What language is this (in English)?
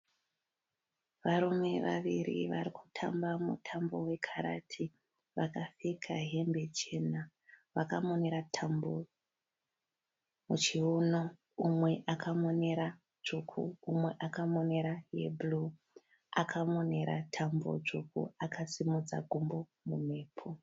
Shona